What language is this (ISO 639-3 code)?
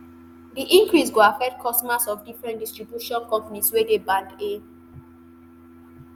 pcm